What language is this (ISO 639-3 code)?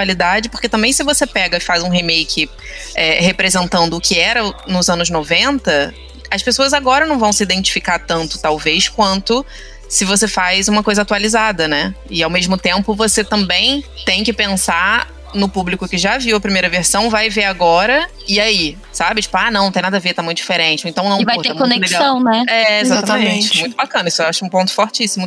por